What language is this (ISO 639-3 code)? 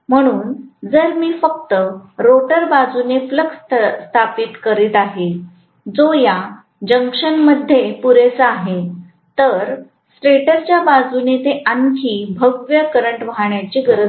mar